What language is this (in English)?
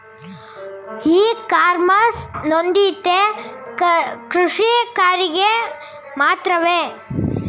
Kannada